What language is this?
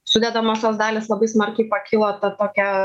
Lithuanian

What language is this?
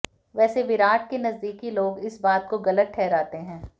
Hindi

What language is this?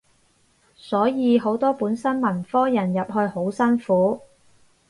Cantonese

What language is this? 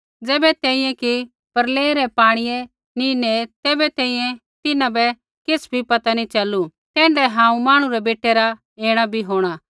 Kullu Pahari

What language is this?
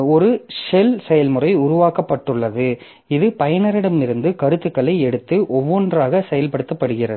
Tamil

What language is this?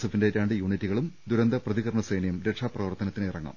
Malayalam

